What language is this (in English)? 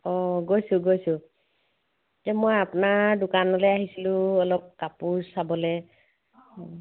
Assamese